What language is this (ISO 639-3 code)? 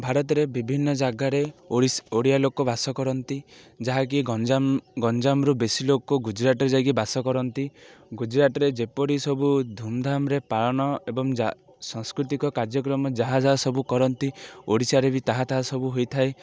ori